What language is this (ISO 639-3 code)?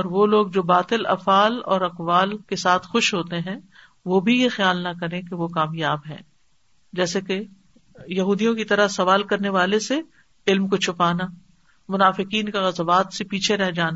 urd